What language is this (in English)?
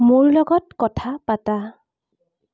Assamese